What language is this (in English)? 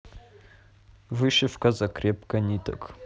Russian